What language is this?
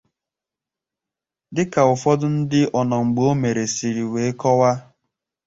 Igbo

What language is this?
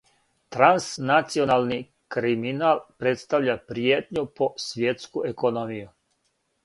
Serbian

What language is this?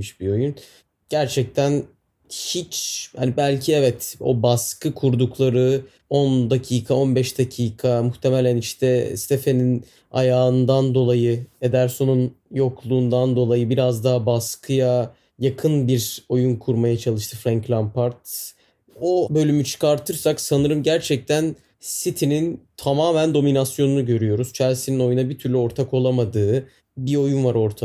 Turkish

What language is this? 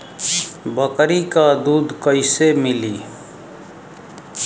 Bhojpuri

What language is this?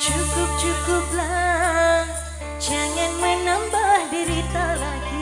Indonesian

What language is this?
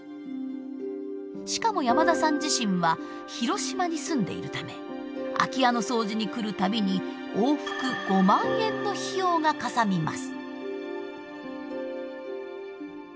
Japanese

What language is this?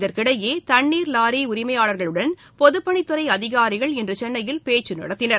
Tamil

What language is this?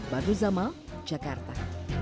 Indonesian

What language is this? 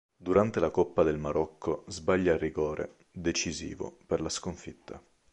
Italian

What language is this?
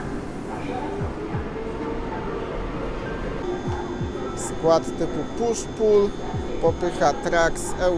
Polish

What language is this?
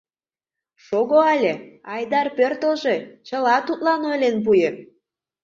Mari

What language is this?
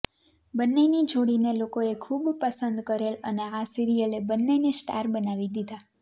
Gujarati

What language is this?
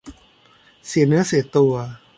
Thai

